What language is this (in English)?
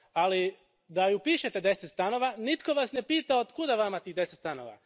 Croatian